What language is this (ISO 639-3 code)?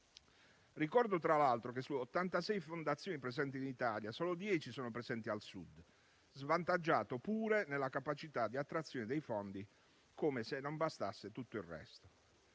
ita